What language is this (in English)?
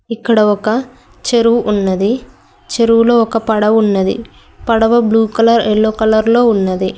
Telugu